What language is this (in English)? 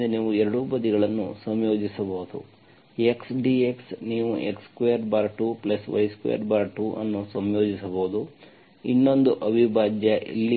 Kannada